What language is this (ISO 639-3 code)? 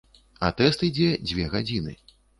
bel